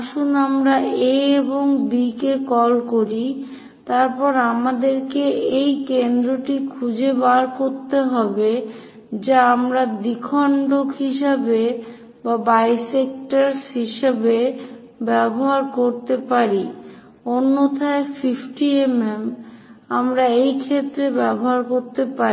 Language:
Bangla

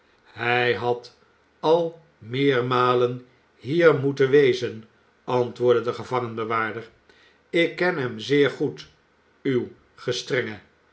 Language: Dutch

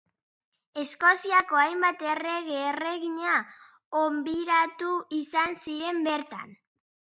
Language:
Basque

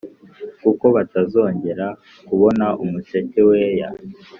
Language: Kinyarwanda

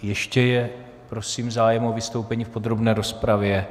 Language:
Czech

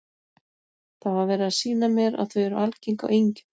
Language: Icelandic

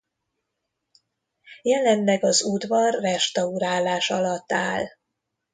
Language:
Hungarian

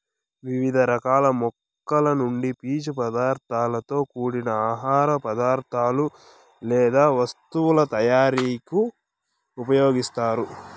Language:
Telugu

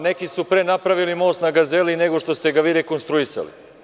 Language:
Serbian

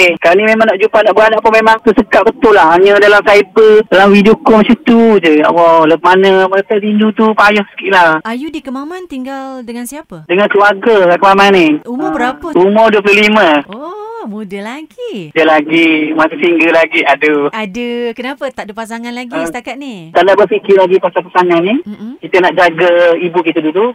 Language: Malay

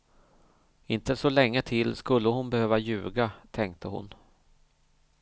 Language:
Swedish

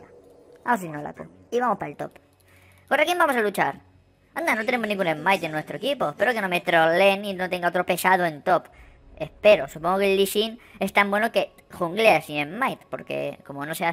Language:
Spanish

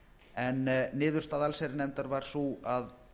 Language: Icelandic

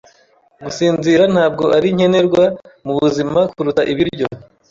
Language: Kinyarwanda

